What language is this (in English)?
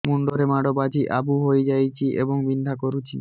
Odia